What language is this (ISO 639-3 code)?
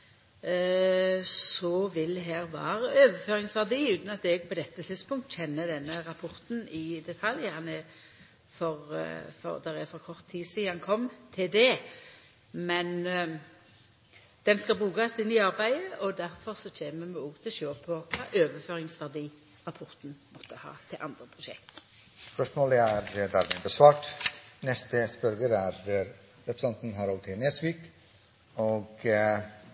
nor